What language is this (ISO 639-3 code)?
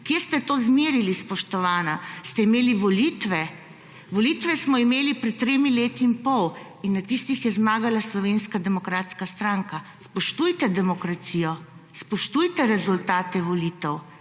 slv